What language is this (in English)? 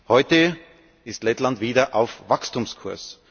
German